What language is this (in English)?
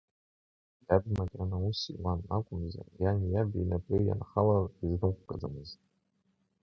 Abkhazian